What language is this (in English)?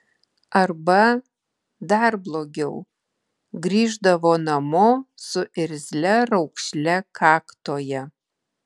Lithuanian